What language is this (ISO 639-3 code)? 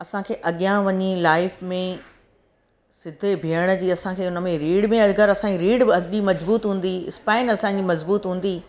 snd